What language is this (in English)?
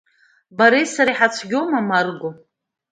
Abkhazian